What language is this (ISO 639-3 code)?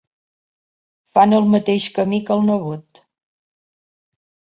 cat